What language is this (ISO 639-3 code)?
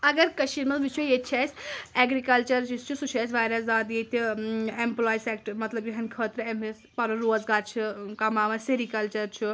kas